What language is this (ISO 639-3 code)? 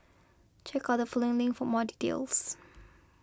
eng